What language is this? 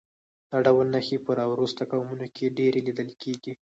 Pashto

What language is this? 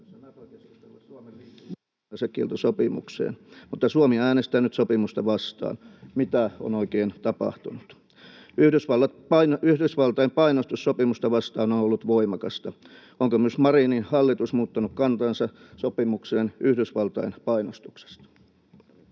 Finnish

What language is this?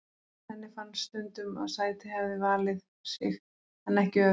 Icelandic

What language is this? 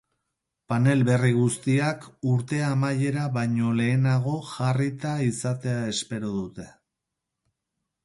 Basque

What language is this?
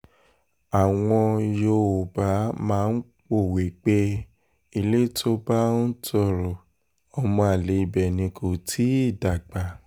Yoruba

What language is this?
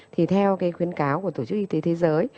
Vietnamese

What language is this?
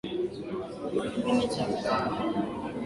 Swahili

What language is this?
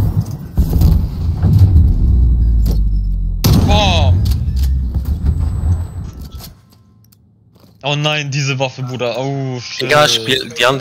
German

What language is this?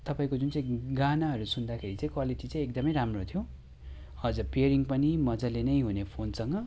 Nepali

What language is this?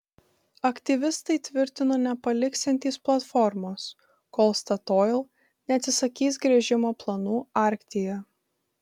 Lithuanian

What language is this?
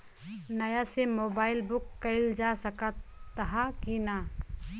Bhojpuri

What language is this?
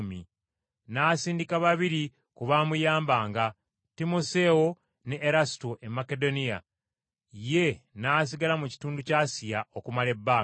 Ganda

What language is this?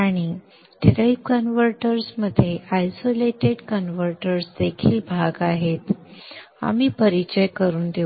Marathi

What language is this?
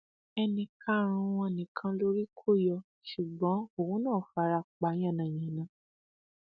Yoruba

